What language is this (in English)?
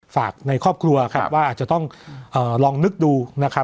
Thai